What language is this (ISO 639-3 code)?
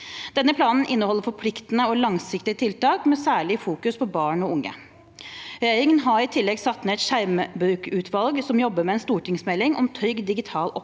nor